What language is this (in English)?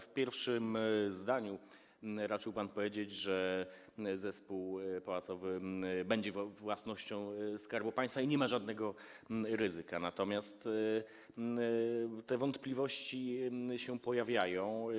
Polish